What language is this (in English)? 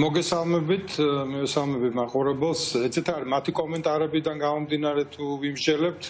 Romanian